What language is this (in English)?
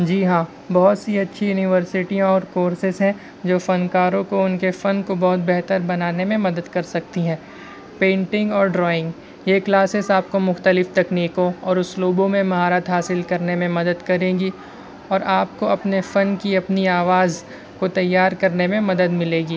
Urdu